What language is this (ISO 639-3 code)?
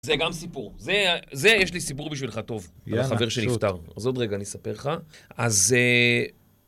heb